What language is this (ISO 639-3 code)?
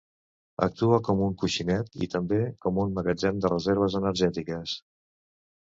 cat